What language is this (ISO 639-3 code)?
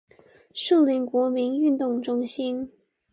zho